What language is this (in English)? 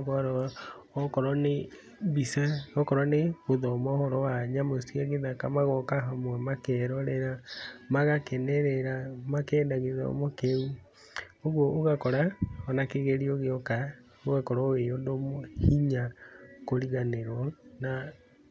Kikuyu